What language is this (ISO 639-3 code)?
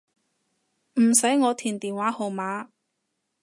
yue